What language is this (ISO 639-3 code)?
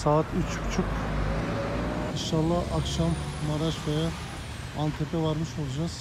tur